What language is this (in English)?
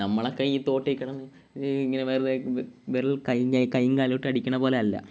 Malayalam